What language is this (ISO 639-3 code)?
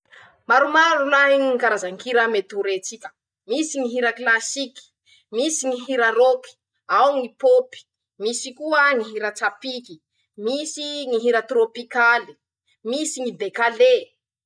msh